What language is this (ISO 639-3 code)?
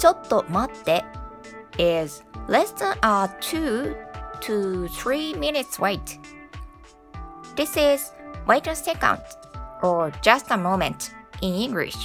jpn